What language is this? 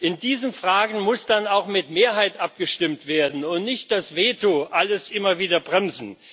German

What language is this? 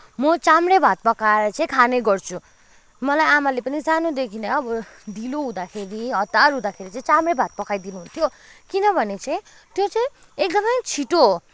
Nepali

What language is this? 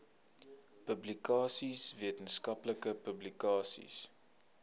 Afrikaans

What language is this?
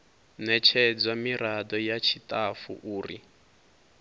Venda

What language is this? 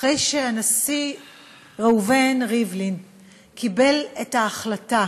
Hebrew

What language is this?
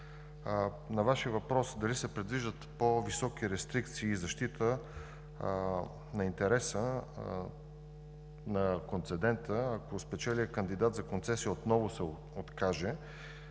Bulgarian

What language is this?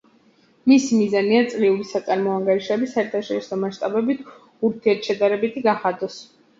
Georgian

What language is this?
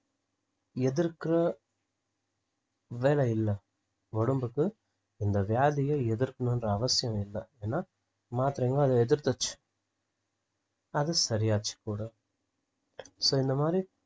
Tamil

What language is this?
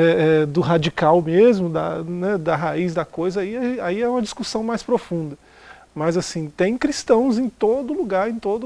Portuguese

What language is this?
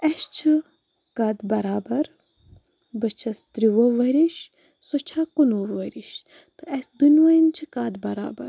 Kashmiri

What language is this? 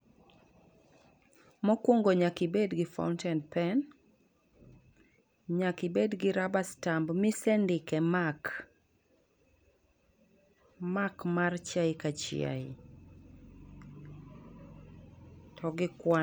Luo (Kenya and Tanzania)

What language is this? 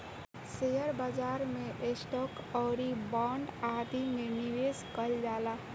Bhojpuri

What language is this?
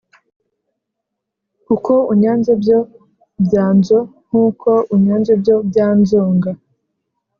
Kinyarwanda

